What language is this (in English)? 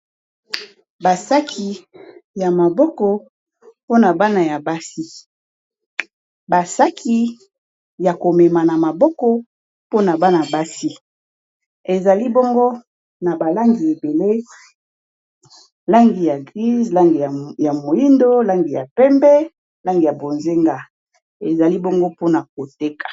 Lingala